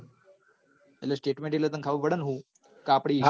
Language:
Gujarati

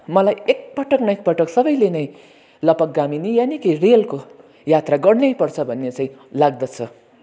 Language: Nepali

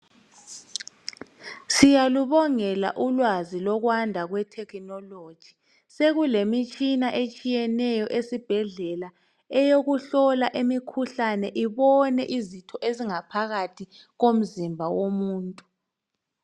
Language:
North Ndebele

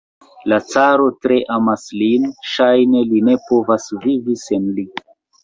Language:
Esperanto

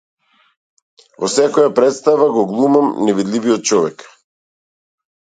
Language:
Macedonian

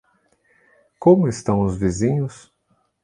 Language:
Portuguese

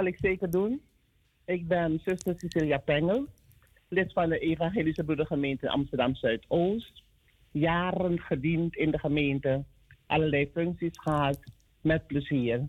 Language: Dutch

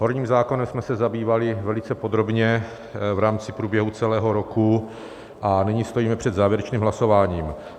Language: Czech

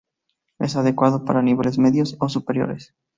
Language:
Spanish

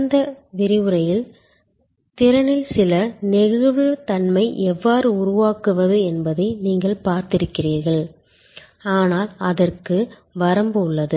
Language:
Tamil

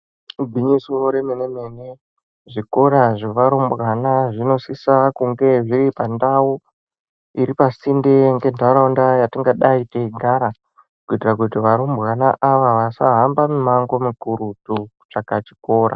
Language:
Ndau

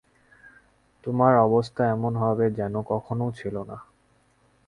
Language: Bangla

